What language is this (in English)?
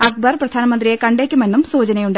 Malayalam